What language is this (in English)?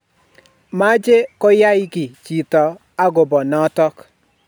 Kalenjin